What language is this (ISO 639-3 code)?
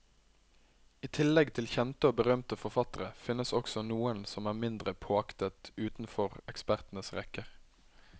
nor